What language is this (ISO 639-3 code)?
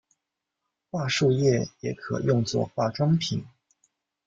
zho